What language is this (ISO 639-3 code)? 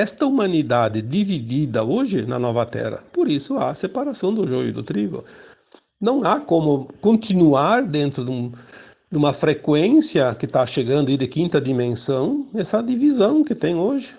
por